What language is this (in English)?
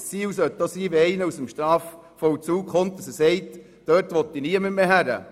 Swiss German